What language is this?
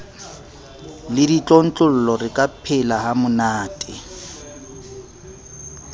Southern Sotho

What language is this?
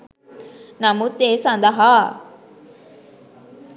Sinhala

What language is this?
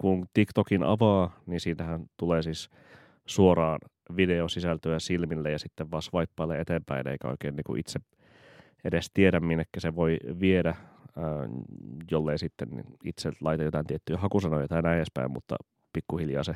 Finnish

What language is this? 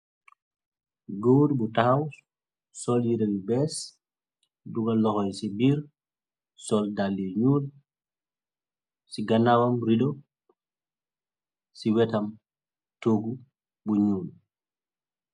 Wolof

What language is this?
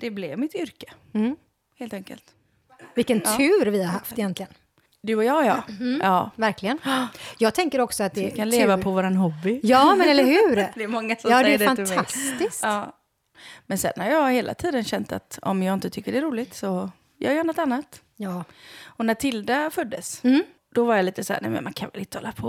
Swedish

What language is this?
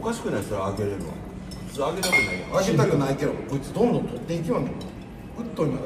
Japanese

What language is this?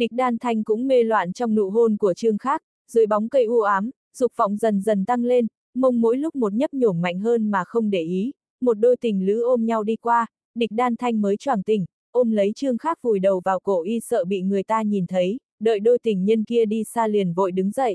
Vietnamese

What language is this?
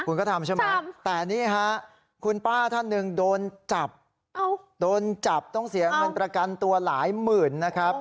Thai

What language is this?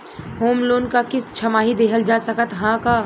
Bhojpuri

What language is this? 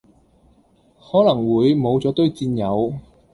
Cantonese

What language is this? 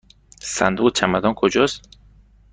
Persian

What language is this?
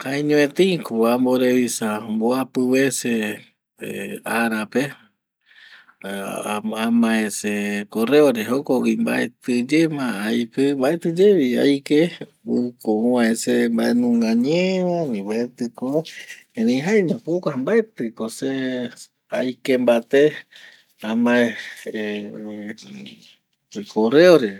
Eastern Bolivian Guaraní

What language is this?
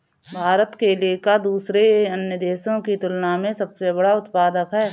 Hindi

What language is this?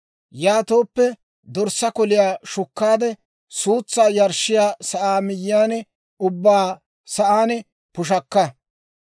Dawro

